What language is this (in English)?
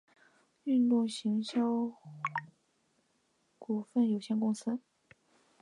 Chinese